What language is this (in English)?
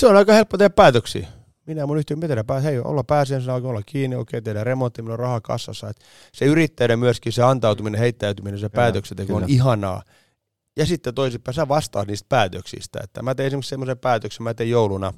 Finnish